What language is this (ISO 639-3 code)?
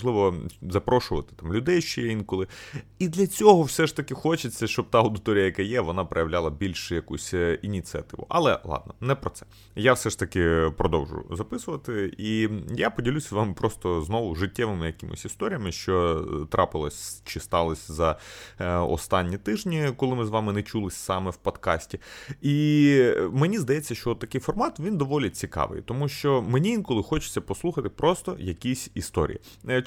ukr